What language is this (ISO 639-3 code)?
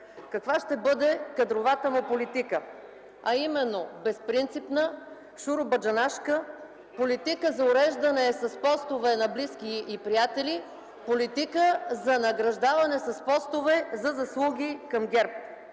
bul